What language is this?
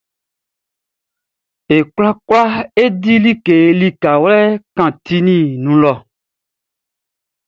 Baoulé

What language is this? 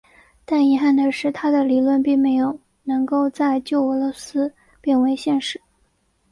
Chinese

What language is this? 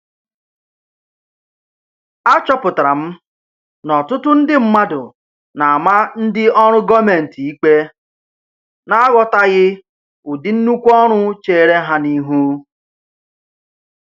Igbo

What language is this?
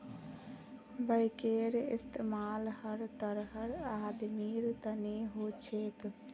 Magahi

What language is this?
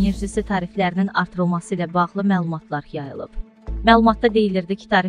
Turkish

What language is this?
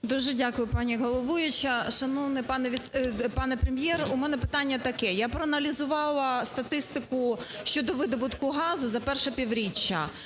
Ukrainian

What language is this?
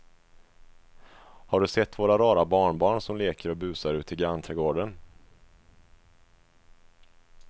Swedish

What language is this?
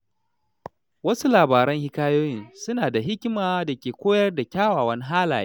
Hausa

